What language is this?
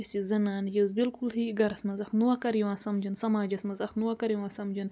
Kashmiri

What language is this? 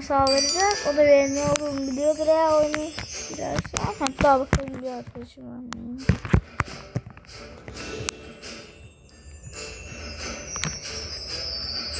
Turkish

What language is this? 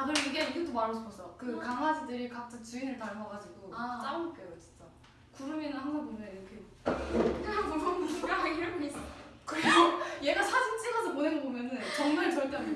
Korean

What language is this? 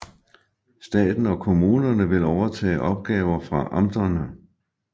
Danish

